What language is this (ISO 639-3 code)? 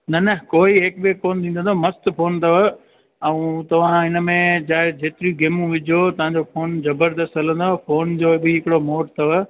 snd